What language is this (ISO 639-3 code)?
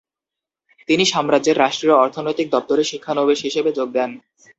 ben